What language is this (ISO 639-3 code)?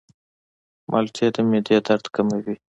pus